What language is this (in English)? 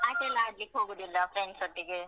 Kannada